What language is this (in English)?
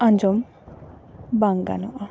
Santali